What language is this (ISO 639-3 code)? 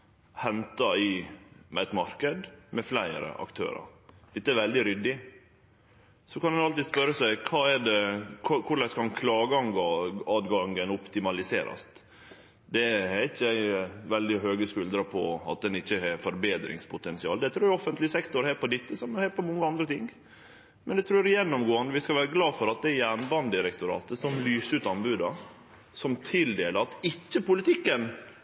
nno